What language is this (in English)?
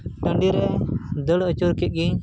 Santali